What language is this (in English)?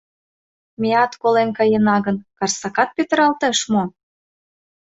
Mari